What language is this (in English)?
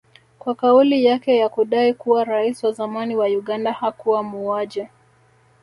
Swahili